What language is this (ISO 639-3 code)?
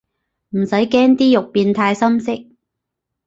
yue